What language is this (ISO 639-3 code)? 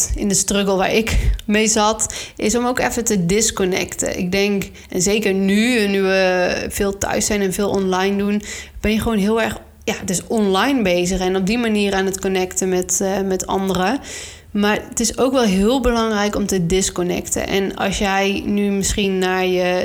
nld